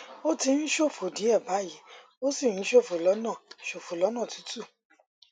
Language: Yoruba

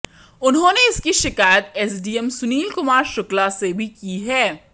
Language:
Hindi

